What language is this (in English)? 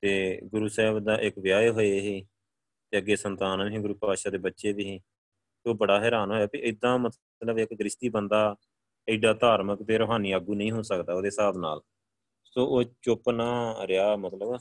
Punjabi